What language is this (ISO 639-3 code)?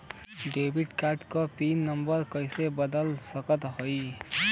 bho